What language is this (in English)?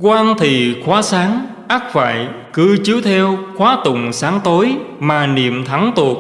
Vietnamese